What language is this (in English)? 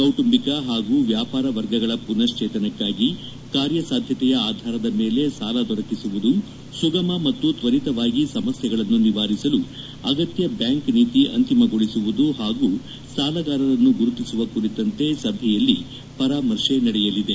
Kannada